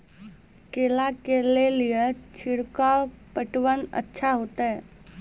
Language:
Maithili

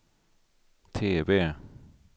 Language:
Swedish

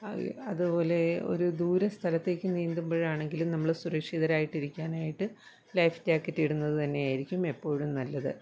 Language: Malayalam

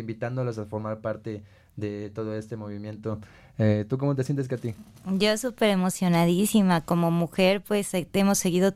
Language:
Spanish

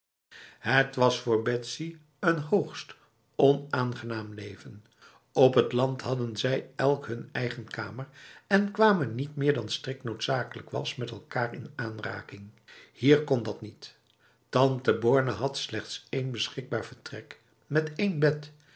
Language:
Dutch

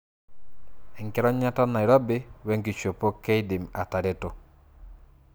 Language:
Masai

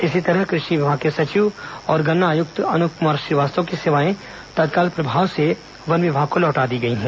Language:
Hindi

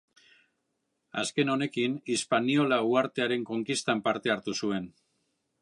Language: Basque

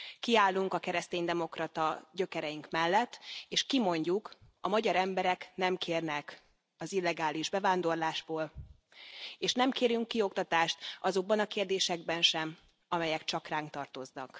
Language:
Hungarian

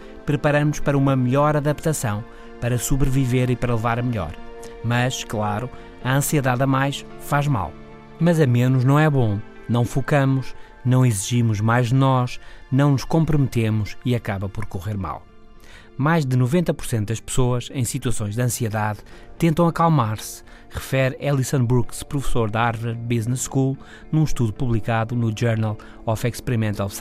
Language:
Portuguese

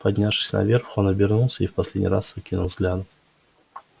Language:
Russian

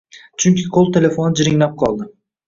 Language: Uzbek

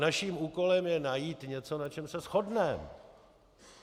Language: Czech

